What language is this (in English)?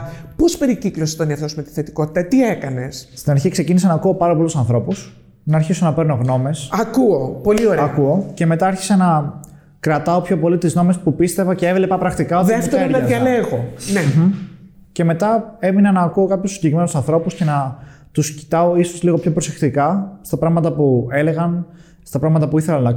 Greek